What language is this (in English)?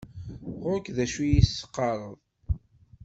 Kabyle